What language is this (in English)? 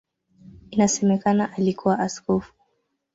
Swahili